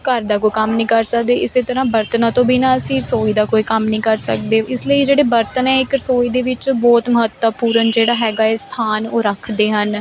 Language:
Punjabi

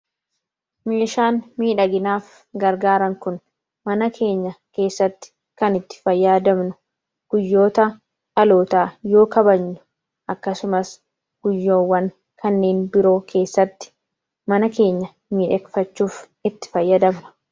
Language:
Oromo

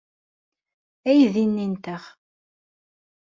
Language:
Kabyle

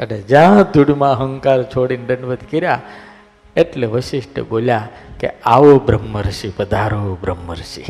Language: Gujarati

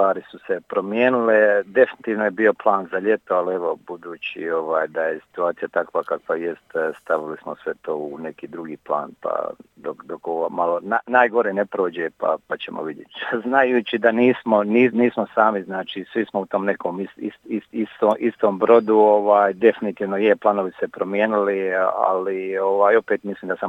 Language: Croatian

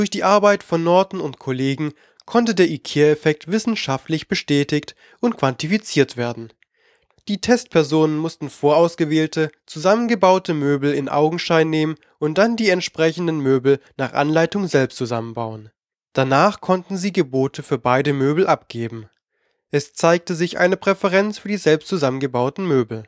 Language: German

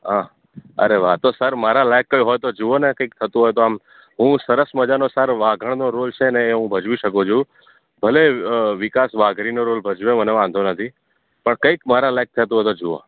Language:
Gujarati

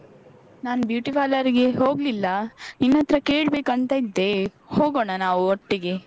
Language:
Kannada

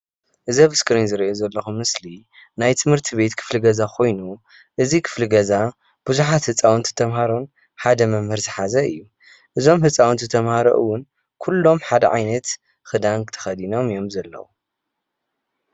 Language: Tigrinya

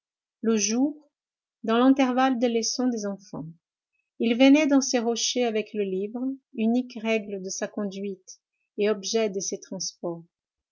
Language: French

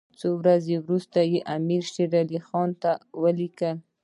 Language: Pashto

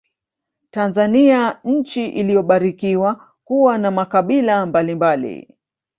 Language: Swahili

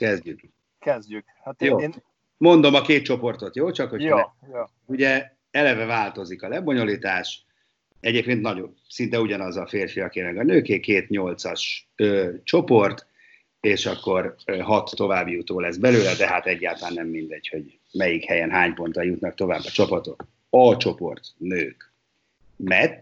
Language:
Hungarian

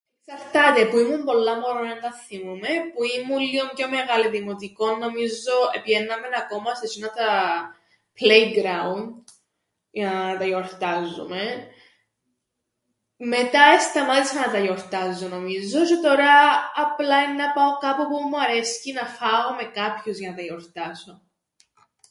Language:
Greek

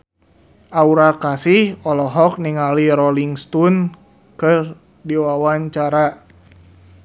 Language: Sundanese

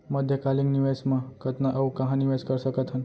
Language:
Chhattisgarhi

